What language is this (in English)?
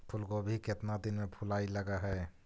Magahi